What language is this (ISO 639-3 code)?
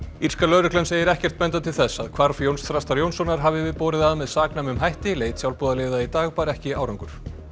isl